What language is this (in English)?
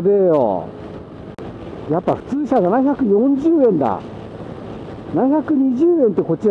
Japanese